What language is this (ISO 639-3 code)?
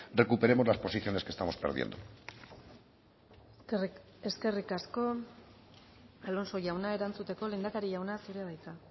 eus